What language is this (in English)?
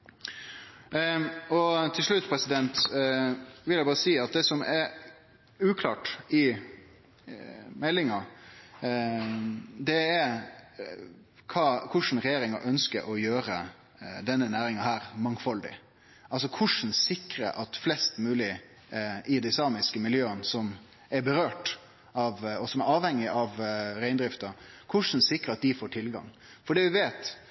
Norwegian Nynorsk